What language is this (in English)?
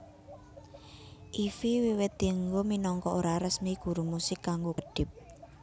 Javanese